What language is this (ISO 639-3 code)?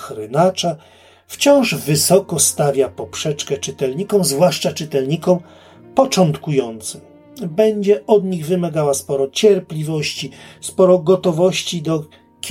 pol